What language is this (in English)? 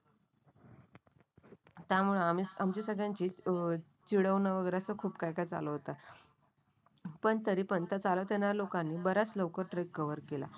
Marathi